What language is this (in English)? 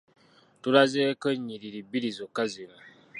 Ganda